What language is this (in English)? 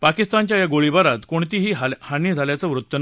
Marathi